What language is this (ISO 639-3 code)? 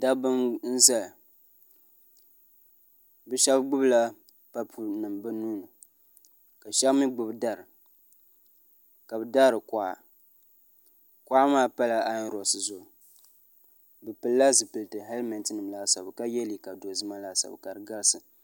dag